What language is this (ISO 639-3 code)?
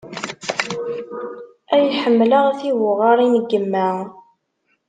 kab